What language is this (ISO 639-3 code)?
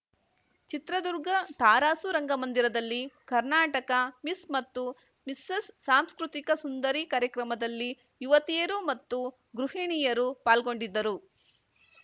kan